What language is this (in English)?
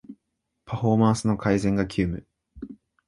Japanese